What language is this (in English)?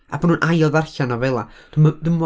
Welsh